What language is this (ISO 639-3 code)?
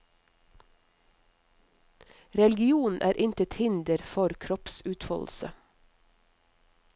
nor